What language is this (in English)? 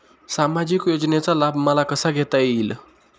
Marathi